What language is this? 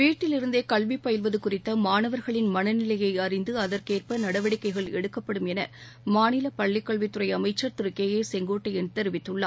Tamil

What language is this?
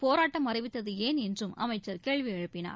Tamil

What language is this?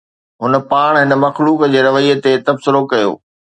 Sindhi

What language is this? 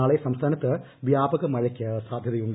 Malayalam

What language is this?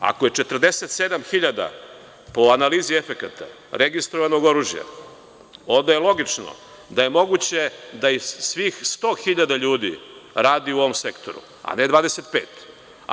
Serbian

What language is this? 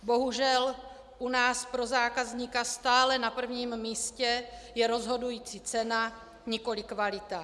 Czech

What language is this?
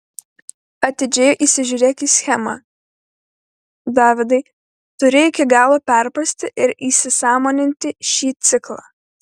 Lithuanian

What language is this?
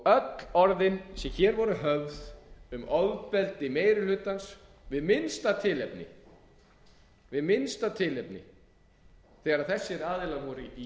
Icelandic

